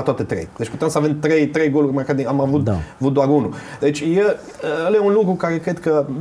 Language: Romanian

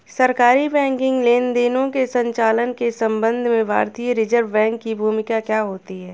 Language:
Hindi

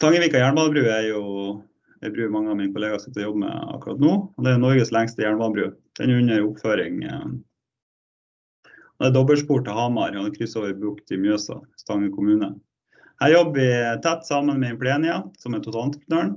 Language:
Norwegian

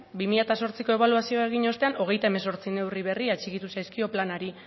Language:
Basque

